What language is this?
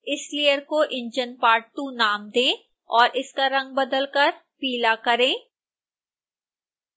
Hindi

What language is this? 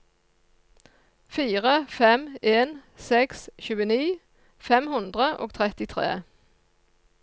Norwegian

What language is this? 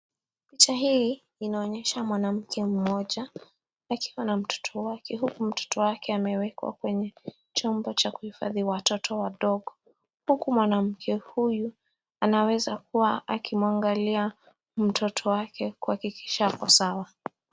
Swahili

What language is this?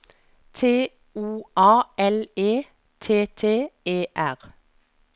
Norwegian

